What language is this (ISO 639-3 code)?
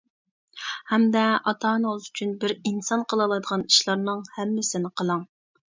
uig